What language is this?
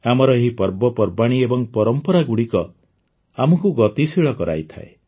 Odia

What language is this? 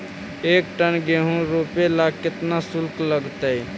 Magahi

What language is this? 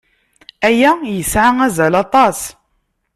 Kabyle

